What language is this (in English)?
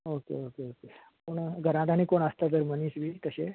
Konkani